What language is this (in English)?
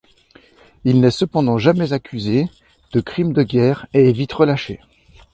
French